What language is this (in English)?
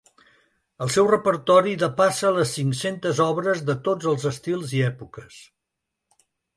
Catalan